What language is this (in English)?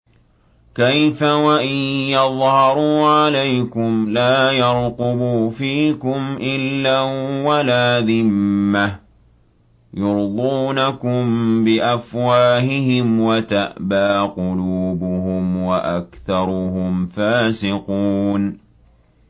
Arabic